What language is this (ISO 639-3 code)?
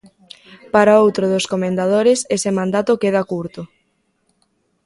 glg